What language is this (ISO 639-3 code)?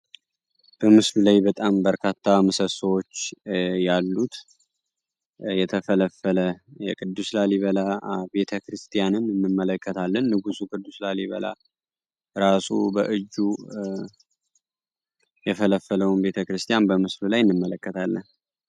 amh